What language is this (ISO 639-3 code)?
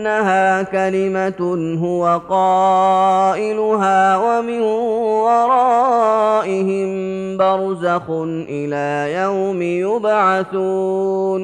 ara